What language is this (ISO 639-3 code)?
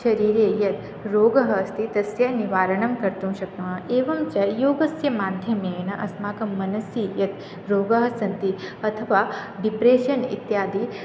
san